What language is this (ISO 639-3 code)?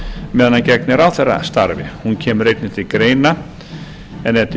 isl